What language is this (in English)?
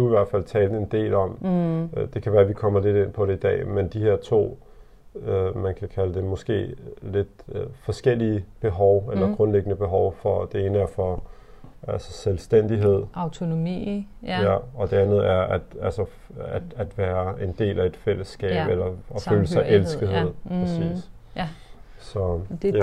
Danish